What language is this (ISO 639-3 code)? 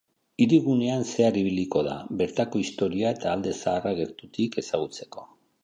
eus